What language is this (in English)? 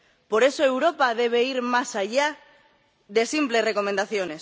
Spanish